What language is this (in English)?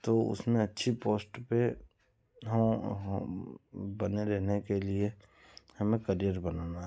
Hindi